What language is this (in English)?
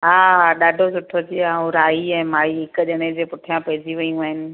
Sindhi